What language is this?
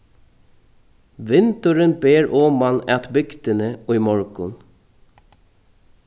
Faroese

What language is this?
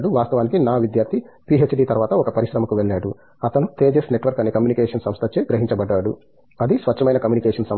Telugu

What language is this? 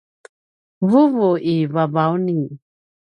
Paiwan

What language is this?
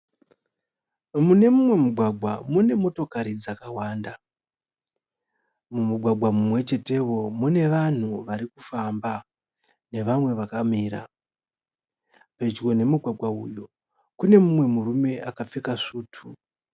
Shona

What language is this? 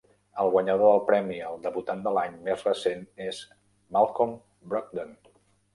Catalan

